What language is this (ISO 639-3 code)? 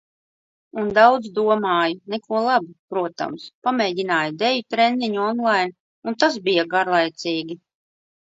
lav